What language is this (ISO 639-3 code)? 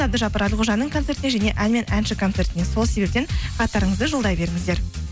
kaz